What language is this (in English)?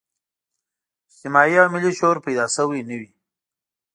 Pashto